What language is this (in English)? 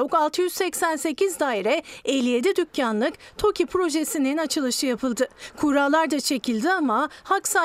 Turkish